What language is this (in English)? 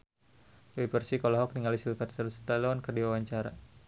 Sundanese